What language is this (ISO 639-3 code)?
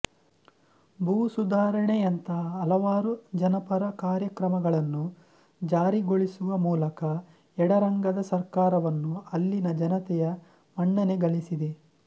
kan